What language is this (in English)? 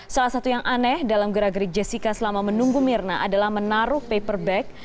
Indonesian